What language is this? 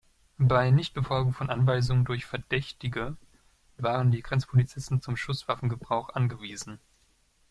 German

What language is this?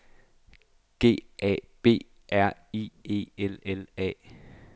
Danish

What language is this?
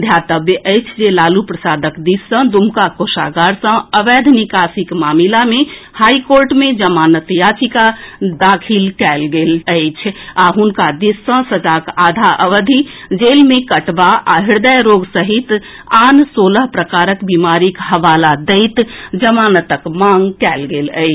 Maithili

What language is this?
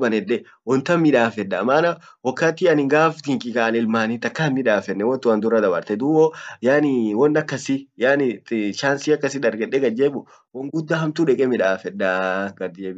Orma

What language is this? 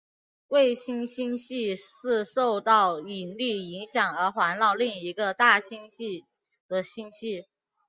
Chinese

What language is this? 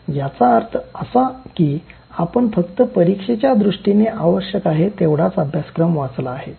Marathi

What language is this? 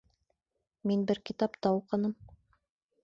Bashkir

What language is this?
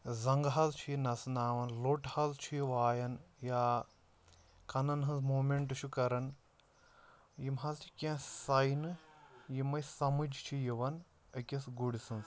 Kashmiri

